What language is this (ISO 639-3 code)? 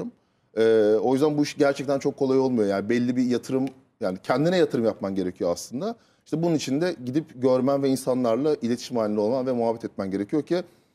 tur